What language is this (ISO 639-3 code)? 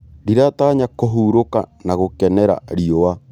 kik